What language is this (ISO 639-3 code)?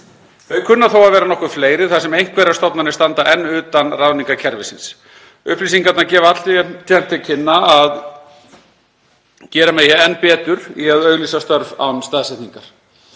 isl